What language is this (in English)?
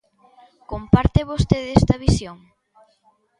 Galician